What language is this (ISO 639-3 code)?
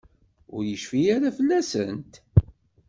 kab